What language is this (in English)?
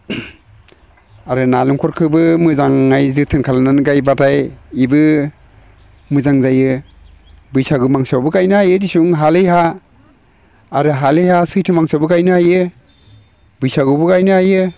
Bodo